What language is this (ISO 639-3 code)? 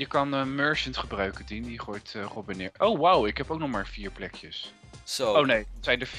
nld